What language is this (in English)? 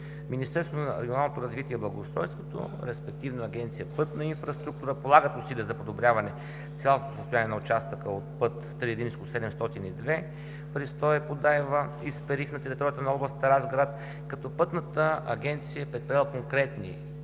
Bulgarian